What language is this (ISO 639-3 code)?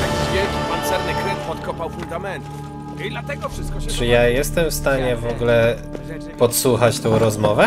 pol